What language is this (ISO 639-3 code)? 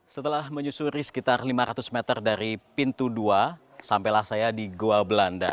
ind